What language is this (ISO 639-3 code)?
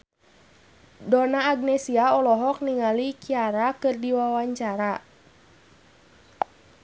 sun